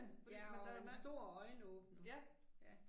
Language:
Danish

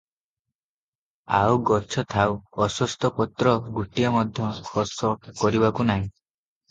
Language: Odia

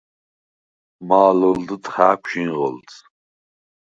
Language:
Svan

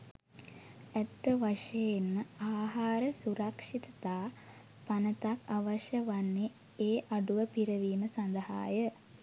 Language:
Sinhala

